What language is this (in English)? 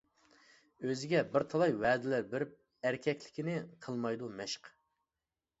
Uyghur